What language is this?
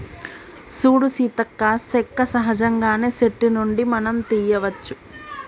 Telugu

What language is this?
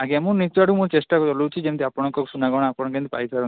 Odia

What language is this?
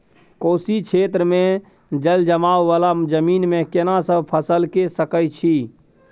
Maithili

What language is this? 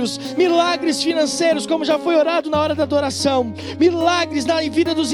Portuguese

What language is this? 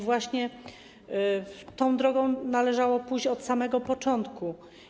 Polish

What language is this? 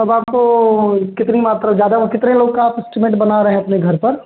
Hindi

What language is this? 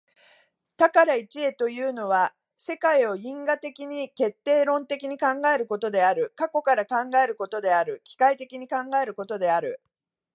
Japanese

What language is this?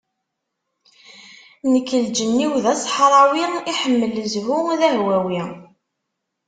Kabyle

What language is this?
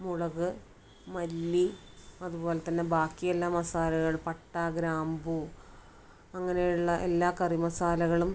Malayalam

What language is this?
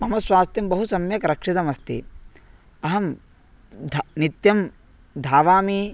Sanskrit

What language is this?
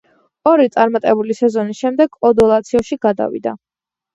Georgian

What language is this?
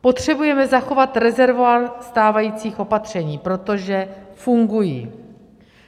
Czech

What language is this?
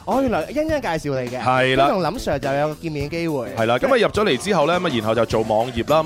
Chinese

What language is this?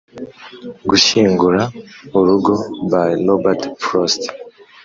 Kinyarwanda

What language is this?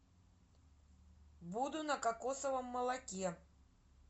Russian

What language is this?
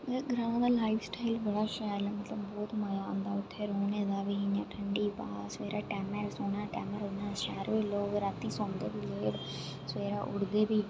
Dogri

